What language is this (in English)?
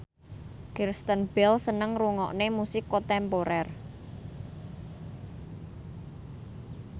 Javanese